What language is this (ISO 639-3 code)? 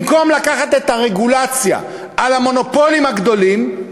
heb